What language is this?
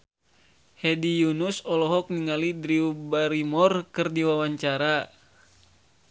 Sundanese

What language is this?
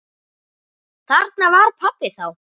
Icelandic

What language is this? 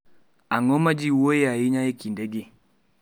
Luo (Kenya and Tanzania)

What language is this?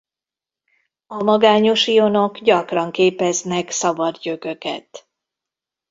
Hungarian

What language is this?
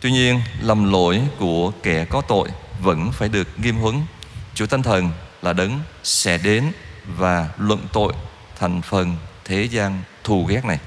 Vietnamese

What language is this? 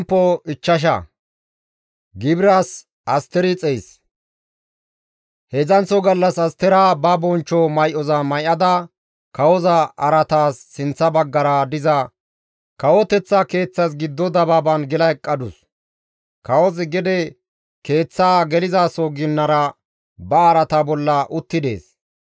Gamo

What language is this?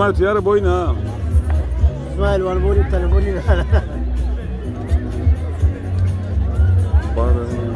Turkish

